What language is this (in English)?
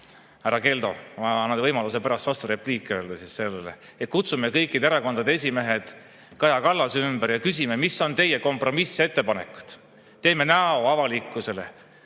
Estonian